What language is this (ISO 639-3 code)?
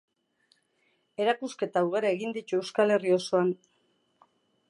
eus